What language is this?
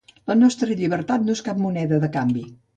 Catalan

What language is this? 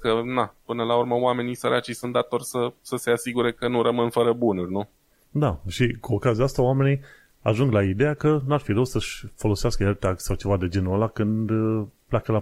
Romanian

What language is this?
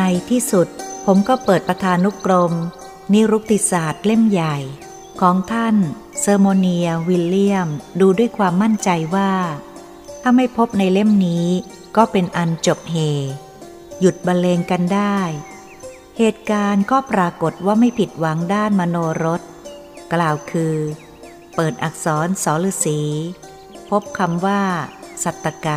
Thai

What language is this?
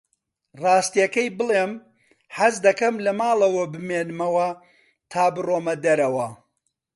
Central Kurdish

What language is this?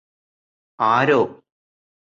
Malayalam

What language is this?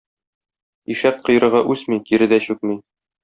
Tatar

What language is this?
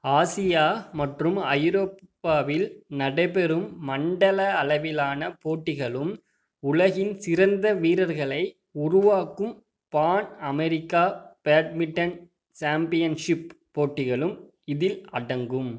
Tamil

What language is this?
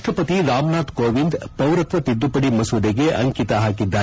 Kannada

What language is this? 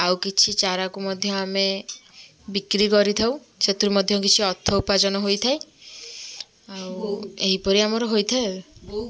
Odia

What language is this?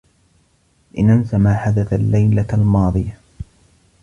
Arabic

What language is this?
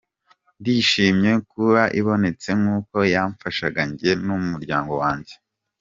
Kinyarwanda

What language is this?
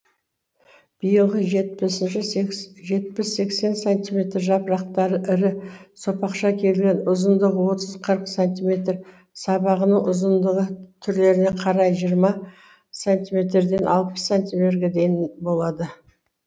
Kazakh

